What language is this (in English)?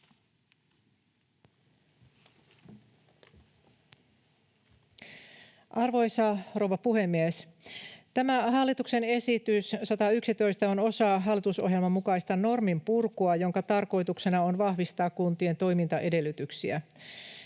Finnish